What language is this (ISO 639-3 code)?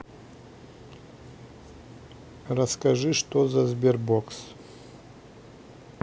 rus